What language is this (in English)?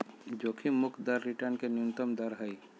Magahi